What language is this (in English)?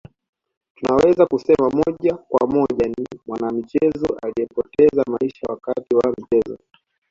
Swahili